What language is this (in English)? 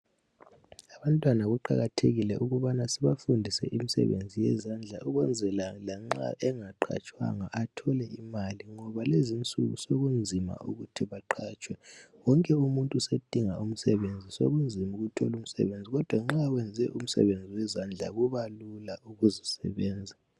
North Ndebele